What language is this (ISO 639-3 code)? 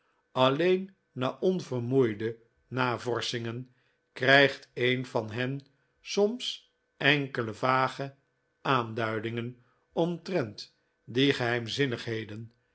nld